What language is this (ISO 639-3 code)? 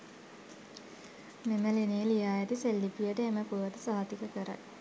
sin